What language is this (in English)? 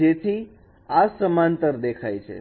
Gujarati